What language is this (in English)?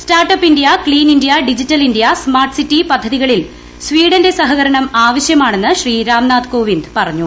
Malayalam